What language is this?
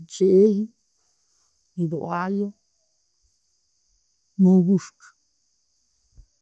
Tooro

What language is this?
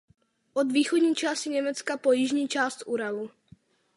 Czech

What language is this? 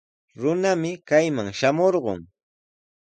Sihuas Ancash Quechua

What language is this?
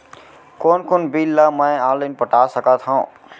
Chhattisgarhi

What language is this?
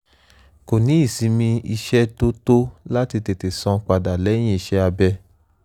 Yoruba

